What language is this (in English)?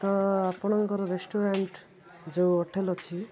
Odia